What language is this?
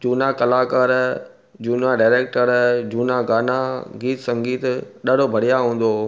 Sindhi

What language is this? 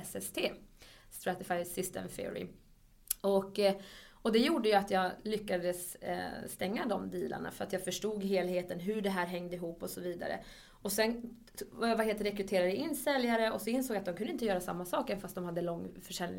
Swedish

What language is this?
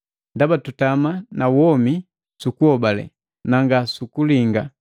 Matengo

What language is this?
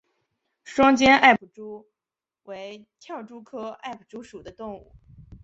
Chinese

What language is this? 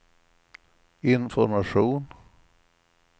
Swedish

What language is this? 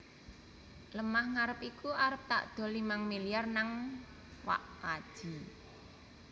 Javanese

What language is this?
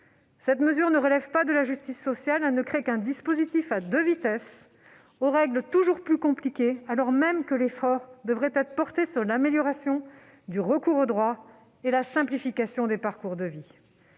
French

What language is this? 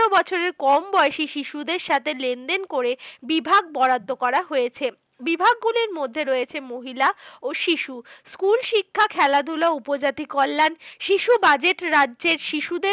Bangla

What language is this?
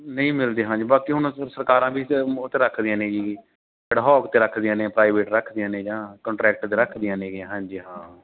Punjabi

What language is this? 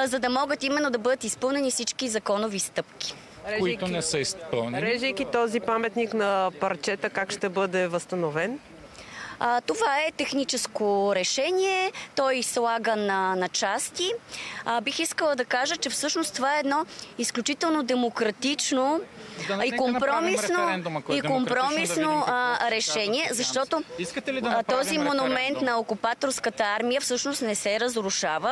Bulgarian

